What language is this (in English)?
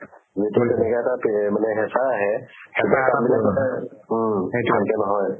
Assamese